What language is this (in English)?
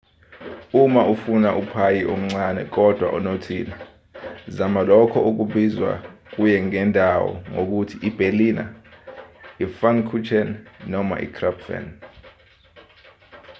Zulu